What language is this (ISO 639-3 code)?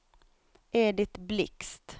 swe